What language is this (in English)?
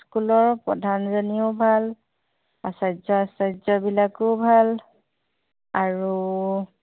Assamese